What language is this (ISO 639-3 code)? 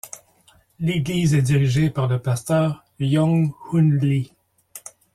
fra